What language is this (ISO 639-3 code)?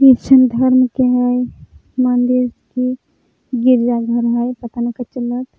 mag